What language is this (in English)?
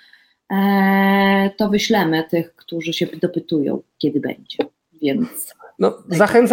Polish